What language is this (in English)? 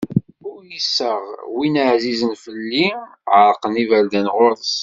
Kabyle